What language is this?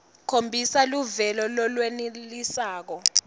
Swati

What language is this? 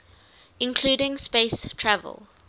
English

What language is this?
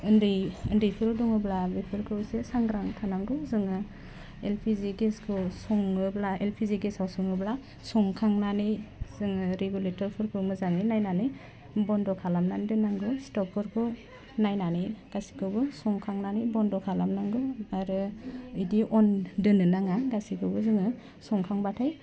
Bodo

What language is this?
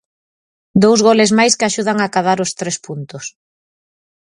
Galician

